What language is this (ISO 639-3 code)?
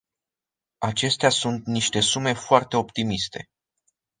ron